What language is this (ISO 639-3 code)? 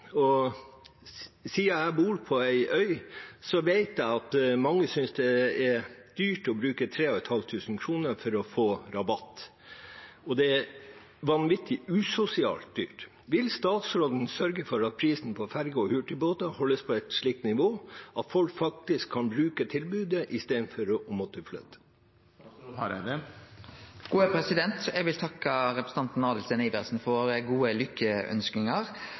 nor